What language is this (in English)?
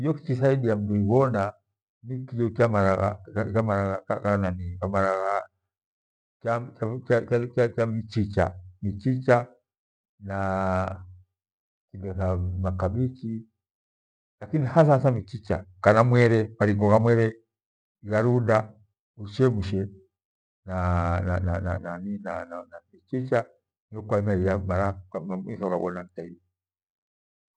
Gweno